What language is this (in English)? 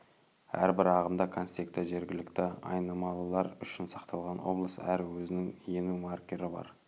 Kazakh